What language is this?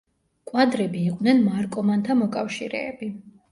Georgian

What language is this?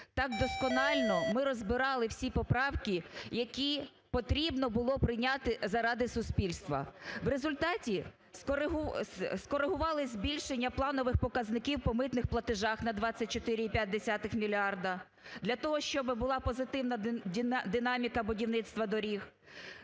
Ukrainian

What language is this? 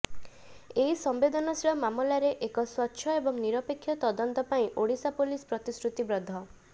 Odia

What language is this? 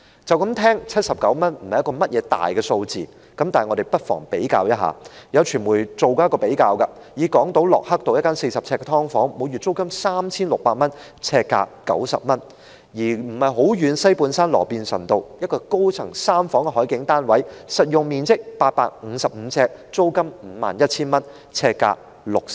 Cantonese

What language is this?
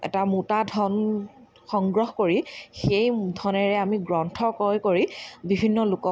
Assamese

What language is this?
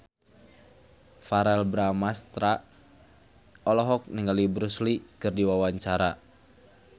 Sundanese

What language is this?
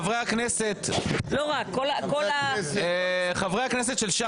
Hebrew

